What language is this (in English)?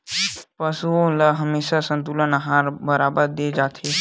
Chhattisgarhi